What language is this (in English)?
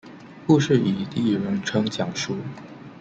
Chinese